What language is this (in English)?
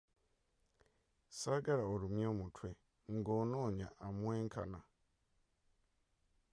Ganda